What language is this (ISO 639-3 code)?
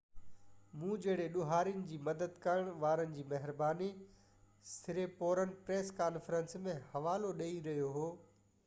snd